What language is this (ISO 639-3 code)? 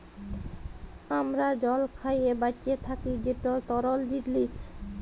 ben